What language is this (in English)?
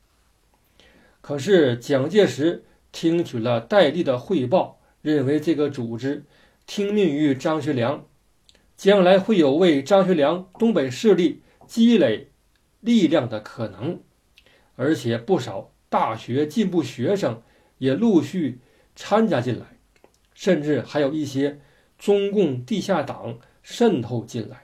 Chinese